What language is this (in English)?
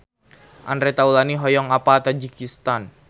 Sundanese